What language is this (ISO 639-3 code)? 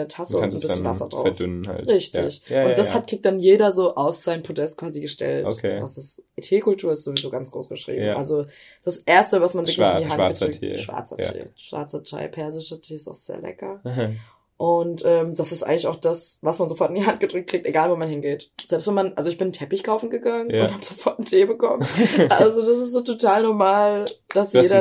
deu